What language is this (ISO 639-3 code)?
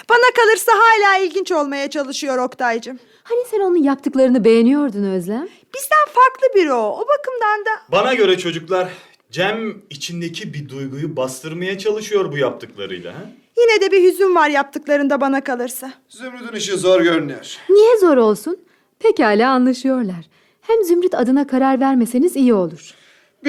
tur